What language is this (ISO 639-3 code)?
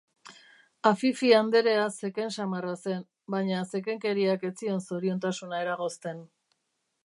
eus